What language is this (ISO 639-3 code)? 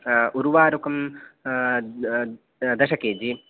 san